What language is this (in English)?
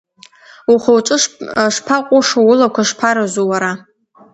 Abkhazian